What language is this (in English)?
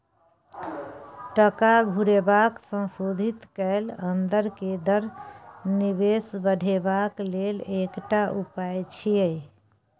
Maithili